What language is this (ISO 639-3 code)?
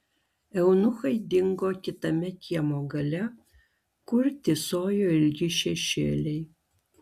lit